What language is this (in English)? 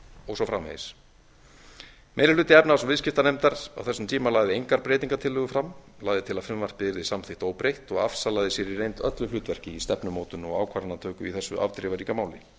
Icelandic